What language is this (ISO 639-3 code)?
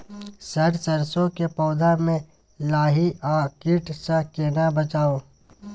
mai